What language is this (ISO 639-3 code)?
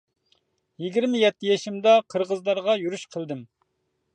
uig